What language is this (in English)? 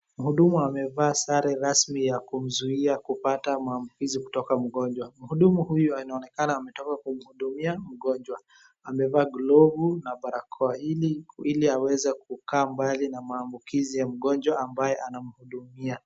Swahili